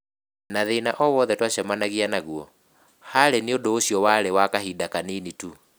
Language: Kikuyu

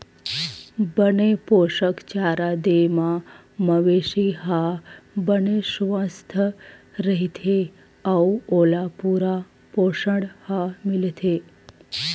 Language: Chhattisgarhi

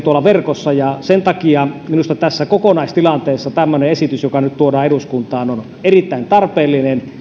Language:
Finnish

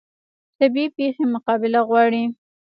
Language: Pashto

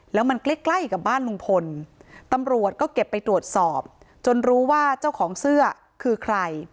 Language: Thai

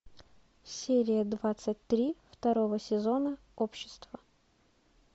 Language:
Russian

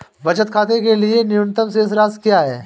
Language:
Hindi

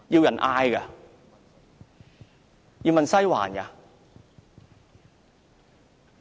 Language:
Cantonese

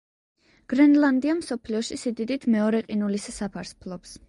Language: Georgian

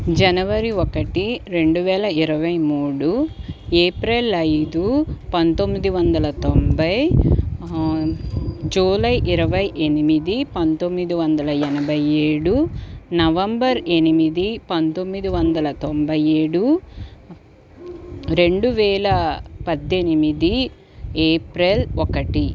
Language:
Telugu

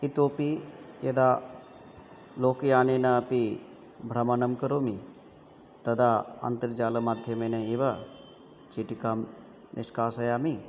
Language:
Sanskrit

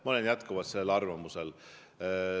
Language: Estonian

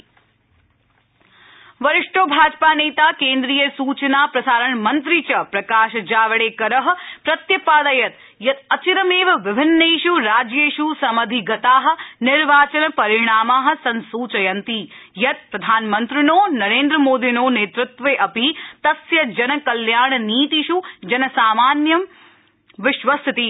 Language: Sanskrit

